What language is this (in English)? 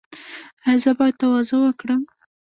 Pashto